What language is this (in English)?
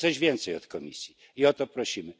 Polish